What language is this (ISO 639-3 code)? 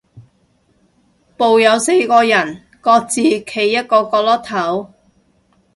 yue